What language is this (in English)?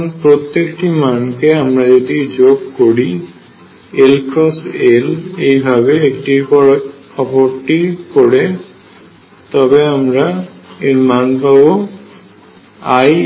Bangla